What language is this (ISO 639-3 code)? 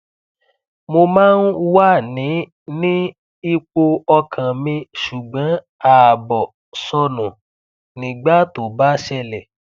yor